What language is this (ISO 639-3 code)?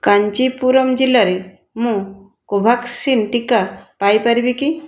ori